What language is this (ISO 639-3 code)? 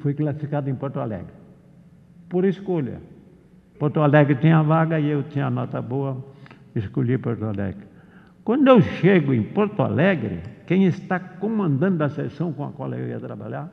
por